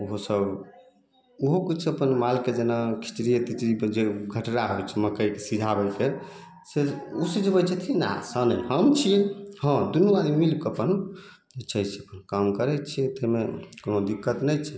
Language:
Maithili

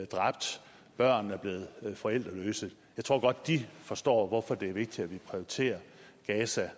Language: Danish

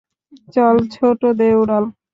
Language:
Bangla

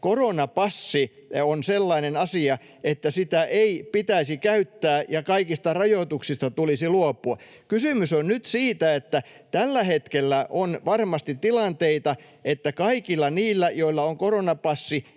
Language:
Finnish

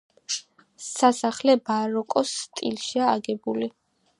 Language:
Georgian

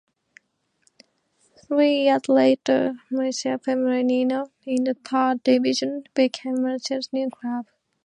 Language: English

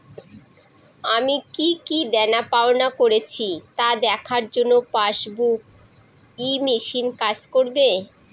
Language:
Bangla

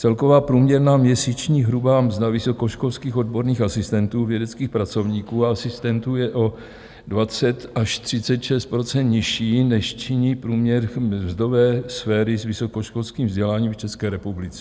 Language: Czech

